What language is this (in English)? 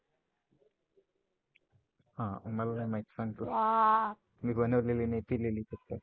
Marathi